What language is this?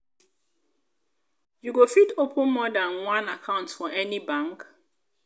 Nigerian Pidgin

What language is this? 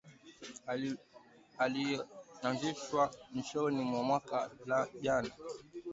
Swahili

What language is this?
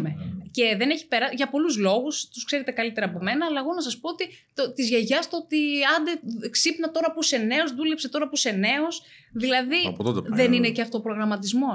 Greek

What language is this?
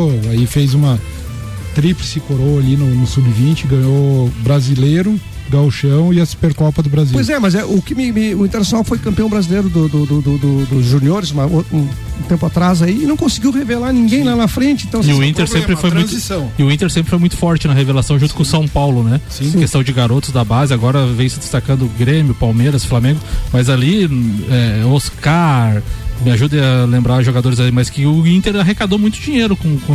Portuguese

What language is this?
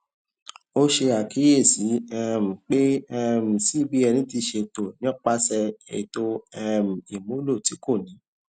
Yoruba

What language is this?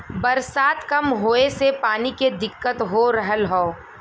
Bhojpuri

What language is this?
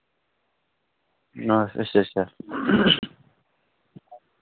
Dogri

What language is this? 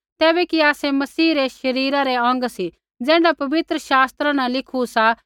Kullu Pahari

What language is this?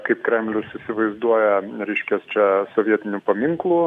Lithuanian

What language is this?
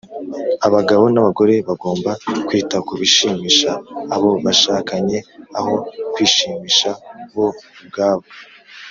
Kinyarwanda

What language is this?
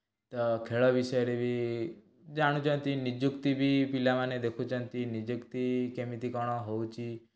Odia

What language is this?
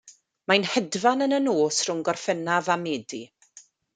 Welsh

